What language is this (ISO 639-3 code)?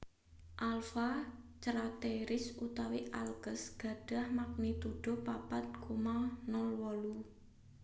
jav